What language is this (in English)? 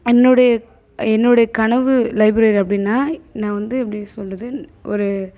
Tamil